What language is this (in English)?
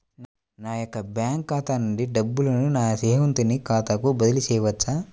Telugu